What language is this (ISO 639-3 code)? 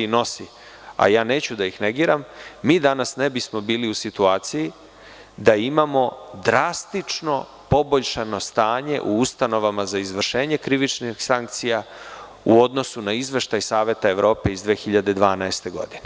srp